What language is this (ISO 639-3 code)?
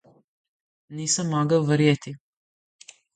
slv